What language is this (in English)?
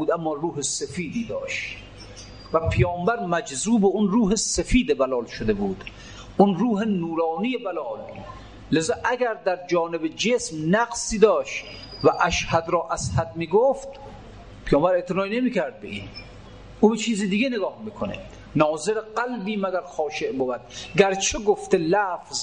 Persian